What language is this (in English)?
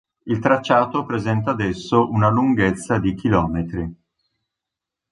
Italian